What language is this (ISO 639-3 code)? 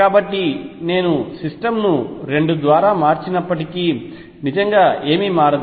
tel